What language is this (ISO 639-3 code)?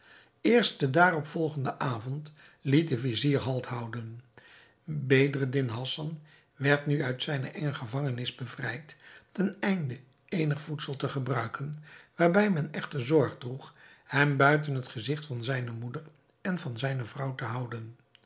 nld